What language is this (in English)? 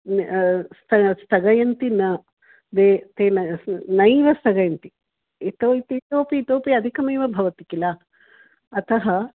Sanskrit